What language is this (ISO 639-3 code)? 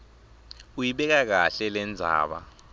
ssw